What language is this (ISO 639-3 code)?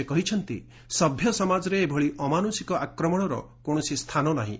ori